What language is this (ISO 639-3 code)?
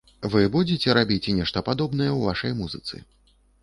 bel